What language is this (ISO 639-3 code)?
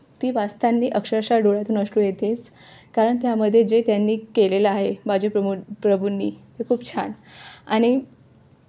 mar